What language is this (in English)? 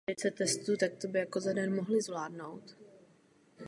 Czech